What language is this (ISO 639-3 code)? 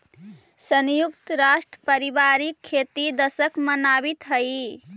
mag